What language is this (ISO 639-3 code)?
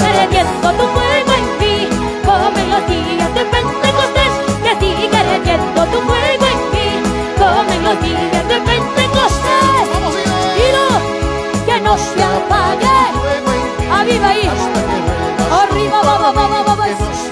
spa